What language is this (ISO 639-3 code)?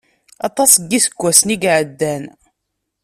kab